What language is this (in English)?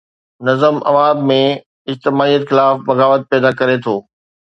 Sindhi